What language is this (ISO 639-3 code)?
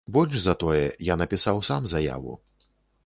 bel